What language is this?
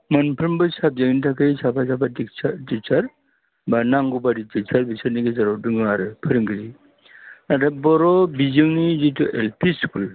Bodo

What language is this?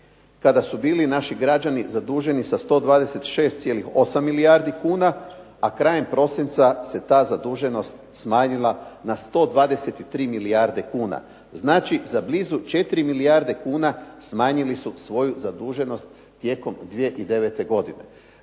Croatian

